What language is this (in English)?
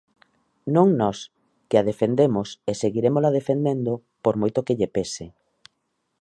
Galician